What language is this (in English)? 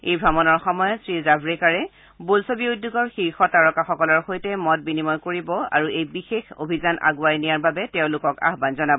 Assamese